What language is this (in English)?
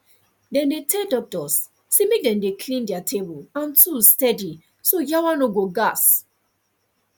Nigerian Pidgin